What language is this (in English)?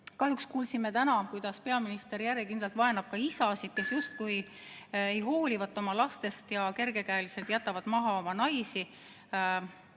Estonian